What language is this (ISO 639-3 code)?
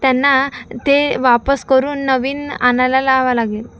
mar